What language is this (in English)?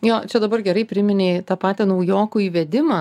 Lithuanian